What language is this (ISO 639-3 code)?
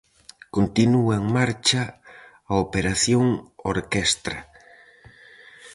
glg